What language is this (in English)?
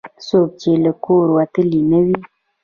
Pashto